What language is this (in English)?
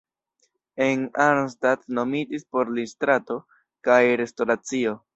Esperanto